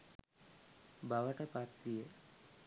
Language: Sinhala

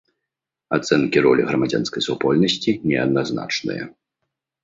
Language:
Belarusian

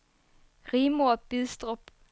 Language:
Danish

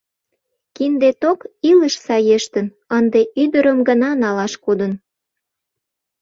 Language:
Mari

